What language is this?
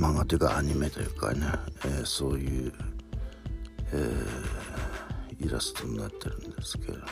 Japanese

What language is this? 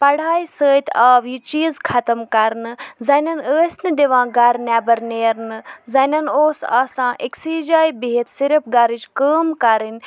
Kashmiri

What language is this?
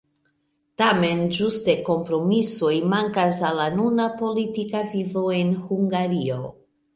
Esperanto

